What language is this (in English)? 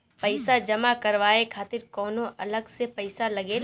Bhojpuri